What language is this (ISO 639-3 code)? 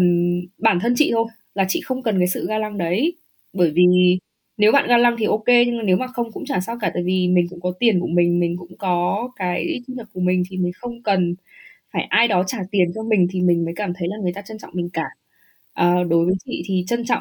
vie